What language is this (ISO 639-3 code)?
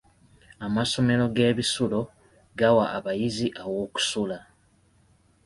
lug